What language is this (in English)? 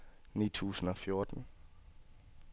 Danish